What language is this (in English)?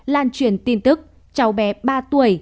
Vietnamese